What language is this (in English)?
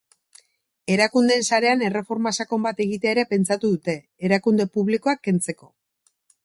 Basque